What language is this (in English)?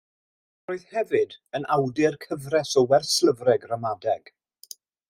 Welsh